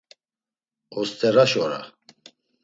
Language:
Laz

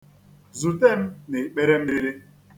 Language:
Igbo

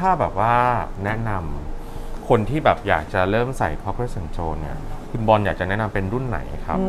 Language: Thai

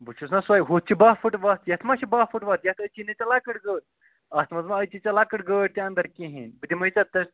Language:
Kashmiri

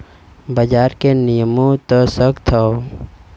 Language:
Bhojpuri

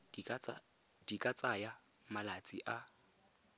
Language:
Tswana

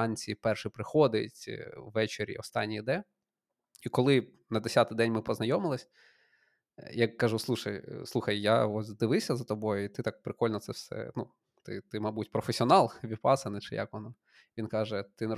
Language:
Ukrainian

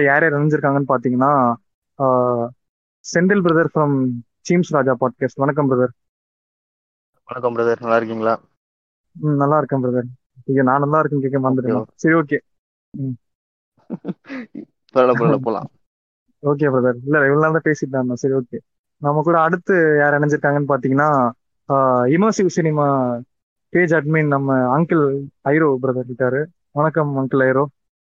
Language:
Tamil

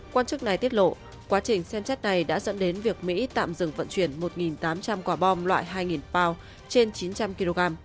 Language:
Vietnamese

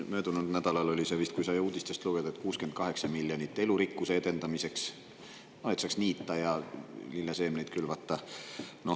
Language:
Estonian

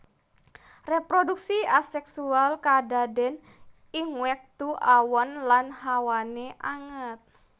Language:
Javanese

